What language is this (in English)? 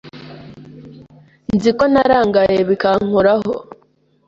Kinyarwanda